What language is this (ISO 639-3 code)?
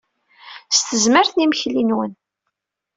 kab